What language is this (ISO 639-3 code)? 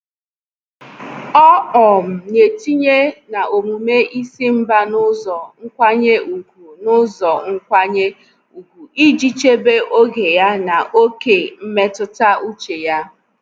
ibo